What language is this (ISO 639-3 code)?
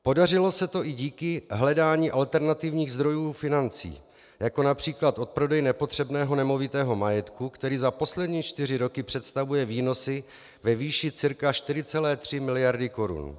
ces